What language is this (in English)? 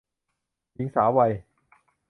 Thai